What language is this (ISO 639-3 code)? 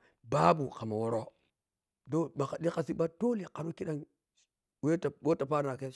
piy